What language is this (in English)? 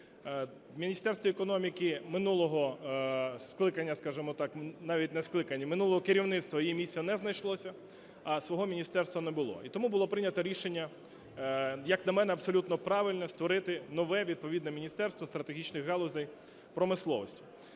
Ukrainian